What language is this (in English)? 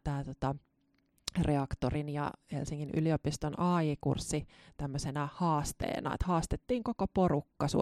Finnish